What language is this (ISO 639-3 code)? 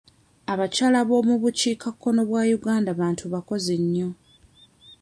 lug